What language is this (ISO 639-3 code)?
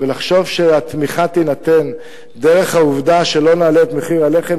heb